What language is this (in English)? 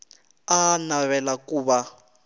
Tsonga